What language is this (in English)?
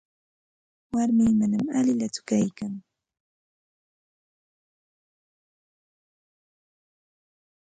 Santa Ana de Tusi Pasco Quechua